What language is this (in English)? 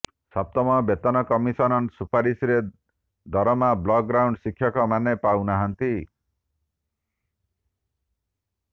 Odia